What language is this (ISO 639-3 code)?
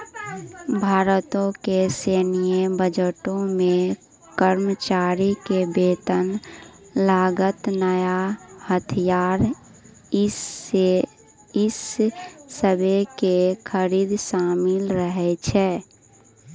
mai